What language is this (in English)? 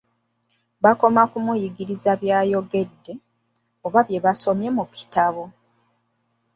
Ganda